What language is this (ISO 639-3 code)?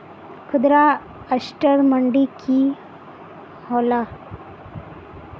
mag